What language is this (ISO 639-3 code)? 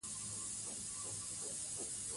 pus